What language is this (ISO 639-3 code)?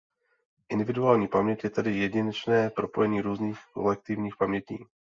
ces